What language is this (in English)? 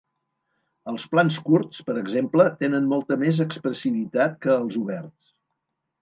Catalan